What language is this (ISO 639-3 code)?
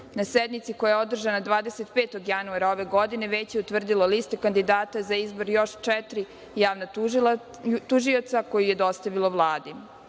srp